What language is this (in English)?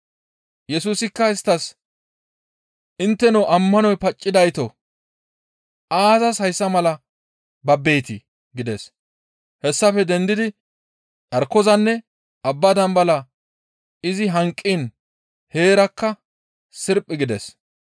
Gamo